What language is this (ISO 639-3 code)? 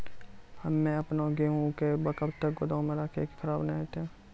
mai